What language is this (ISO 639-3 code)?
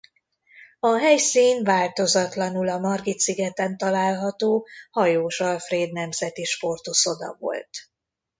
hun